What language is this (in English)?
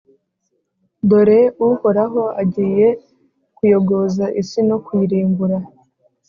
Kinyarwanda